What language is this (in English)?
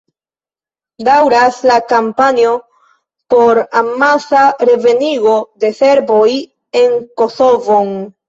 Esperanto